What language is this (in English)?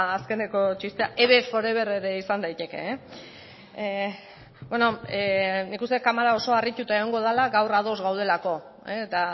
Basque